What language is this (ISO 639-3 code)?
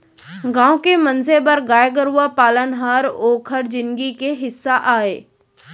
hne